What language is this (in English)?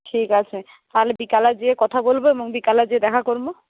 Bangla